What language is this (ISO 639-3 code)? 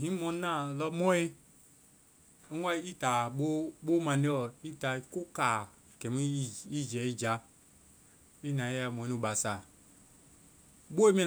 vai